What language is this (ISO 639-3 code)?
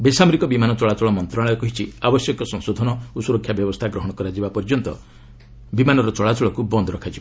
ori